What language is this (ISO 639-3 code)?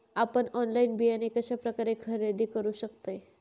mar